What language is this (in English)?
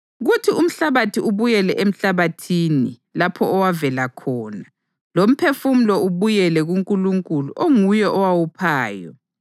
North Ndebele